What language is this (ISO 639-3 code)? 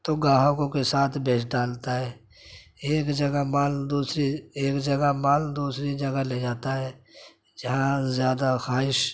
urd